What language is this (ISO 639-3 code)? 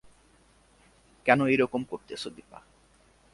ben